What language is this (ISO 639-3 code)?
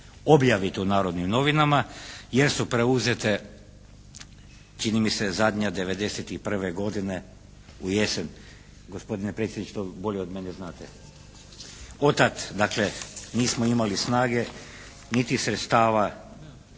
hrv